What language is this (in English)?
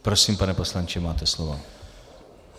Czech